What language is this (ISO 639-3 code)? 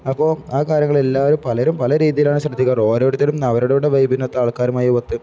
mal